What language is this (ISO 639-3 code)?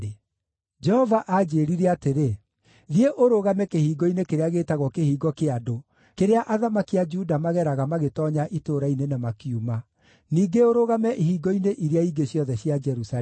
kik